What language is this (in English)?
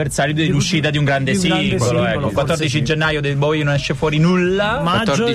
Italian